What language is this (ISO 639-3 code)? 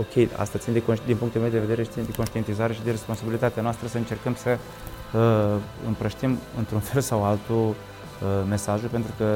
ron